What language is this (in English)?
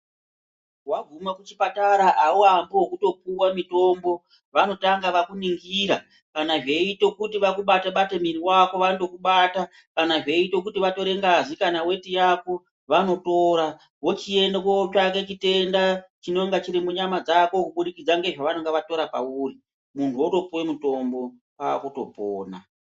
Ndau